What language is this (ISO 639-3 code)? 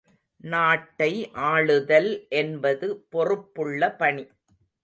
tam